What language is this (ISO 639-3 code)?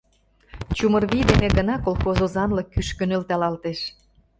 chm